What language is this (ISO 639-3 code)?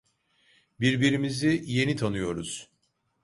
tur